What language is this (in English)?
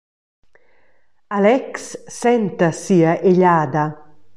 Romansh